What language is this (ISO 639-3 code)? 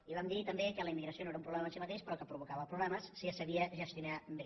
cat